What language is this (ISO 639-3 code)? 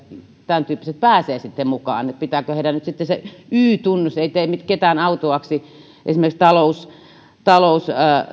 fin